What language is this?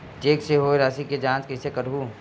Chhattisgarhi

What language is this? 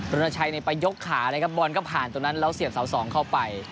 Thai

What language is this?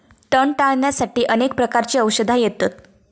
Marathi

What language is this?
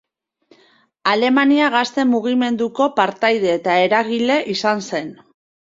Basque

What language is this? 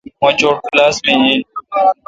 Kalkoti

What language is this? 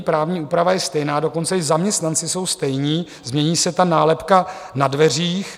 Czech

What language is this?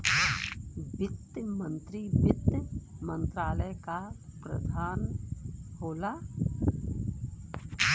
Bhojpuri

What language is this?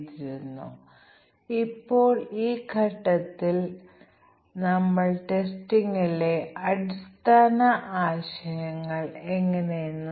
Malayalam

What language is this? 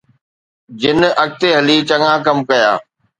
Sindhi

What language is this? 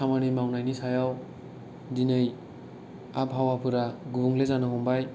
Bodo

